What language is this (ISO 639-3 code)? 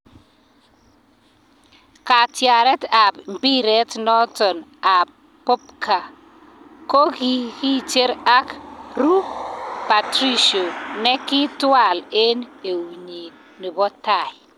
kln